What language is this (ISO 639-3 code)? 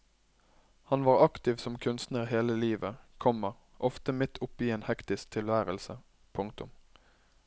nor